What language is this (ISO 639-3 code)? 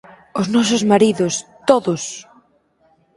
glg